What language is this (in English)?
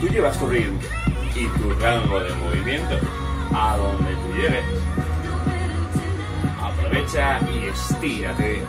Spanish